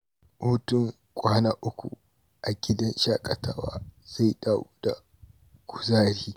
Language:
Hausa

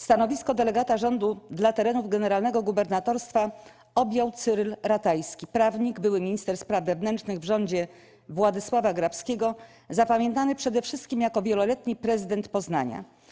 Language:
Polish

